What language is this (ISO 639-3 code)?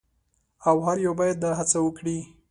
pus